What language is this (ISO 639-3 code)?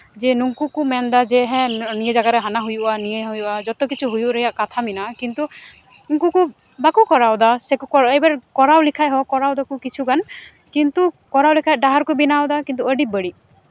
sat